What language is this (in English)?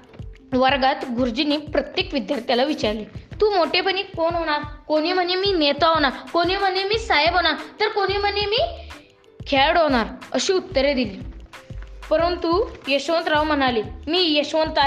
Marathi